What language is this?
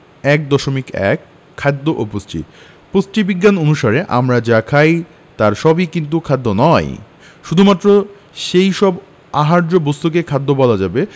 Bangla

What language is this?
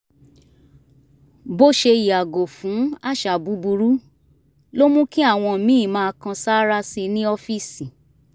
Yoruba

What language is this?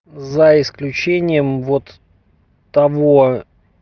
Russian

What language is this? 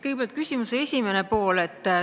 Estonian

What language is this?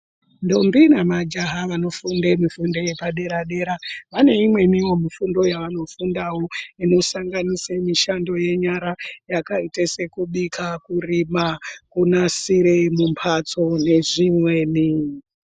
Ndau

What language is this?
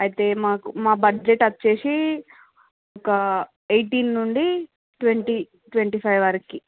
Telugu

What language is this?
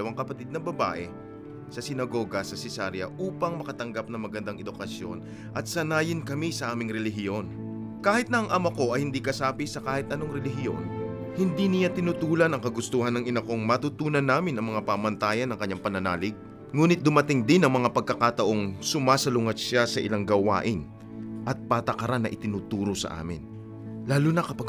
Filipino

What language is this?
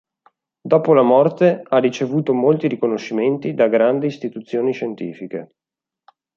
Italian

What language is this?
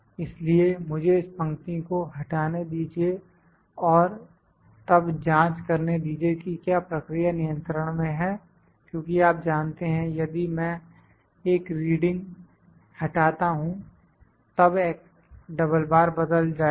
Hindi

